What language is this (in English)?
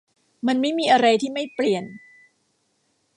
Thai